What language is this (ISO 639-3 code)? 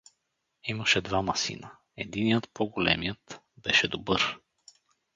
bul